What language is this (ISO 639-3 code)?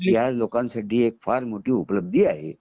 mar